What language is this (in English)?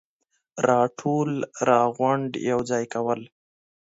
Pashto